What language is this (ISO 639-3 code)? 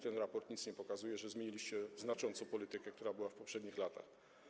pol